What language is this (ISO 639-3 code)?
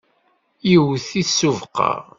kab